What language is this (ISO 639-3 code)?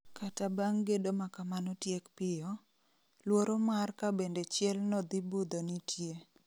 luo